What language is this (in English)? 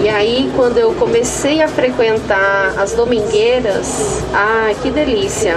Portuguese